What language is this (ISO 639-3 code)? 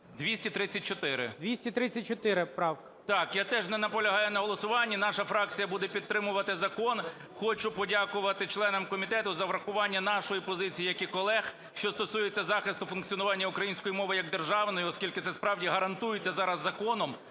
ukr